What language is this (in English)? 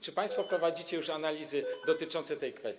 Polish